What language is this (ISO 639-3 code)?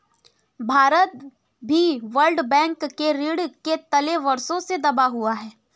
hin